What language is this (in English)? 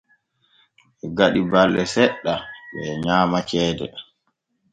Borgu Fulfulde